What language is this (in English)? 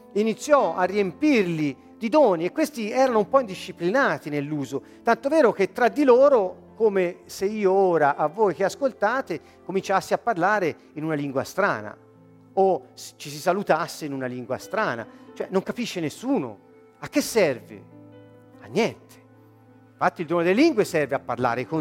Italian